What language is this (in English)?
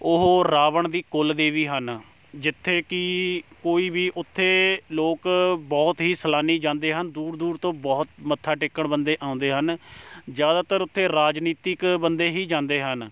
Punjabi